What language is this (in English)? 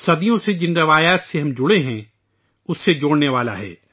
Urdu